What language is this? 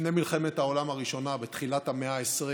Hebrew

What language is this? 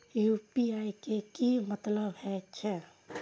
Maithili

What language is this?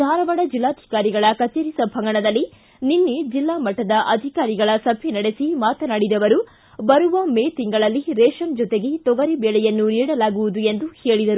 Kannada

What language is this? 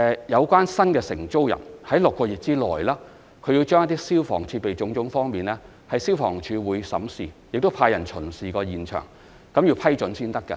Cantonese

